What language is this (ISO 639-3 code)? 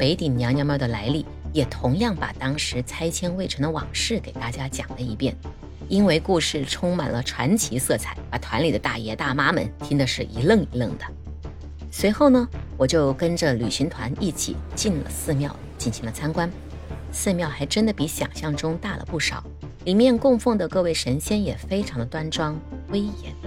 zho